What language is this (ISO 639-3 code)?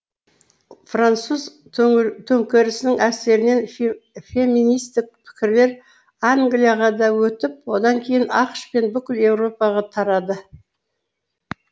kaz